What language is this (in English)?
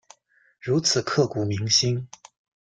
Chinese